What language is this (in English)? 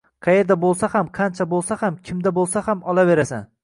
Uzbek